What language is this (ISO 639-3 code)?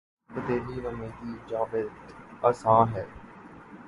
urd